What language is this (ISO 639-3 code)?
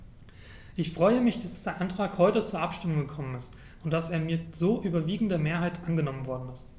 deu